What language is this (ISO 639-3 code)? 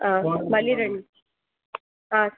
tel